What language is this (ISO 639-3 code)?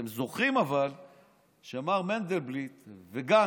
heb